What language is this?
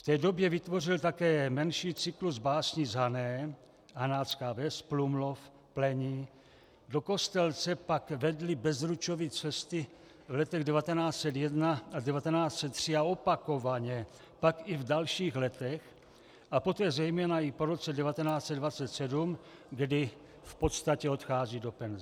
Czech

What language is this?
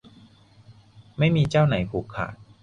Thai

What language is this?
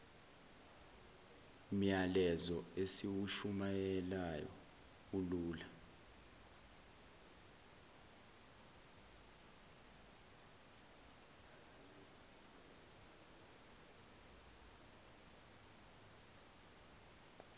Zulu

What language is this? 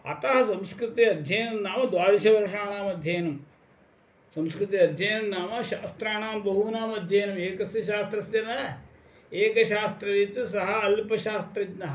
Sanskrit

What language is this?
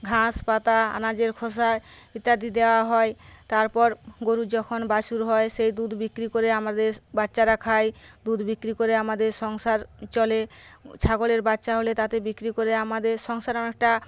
Bangla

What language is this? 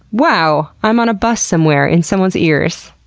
English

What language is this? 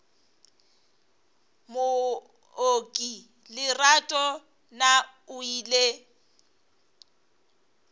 Northern Sotho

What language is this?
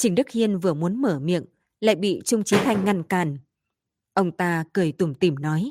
Vietnamese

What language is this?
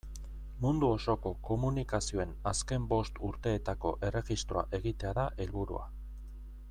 Basque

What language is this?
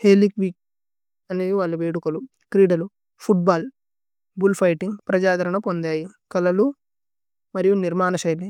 Tulu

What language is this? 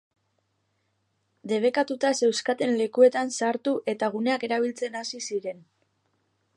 Basque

